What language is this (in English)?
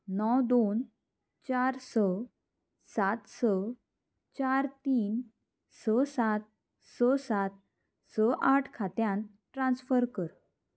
Konkani